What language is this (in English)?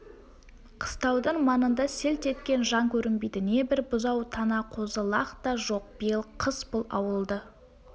Kazakh